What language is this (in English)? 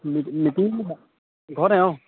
Assamese